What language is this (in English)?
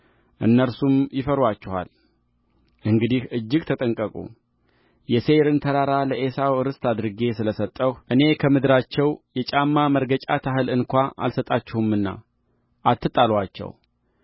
Amharic